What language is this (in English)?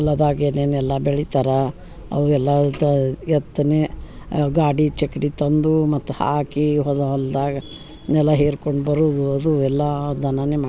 Kannada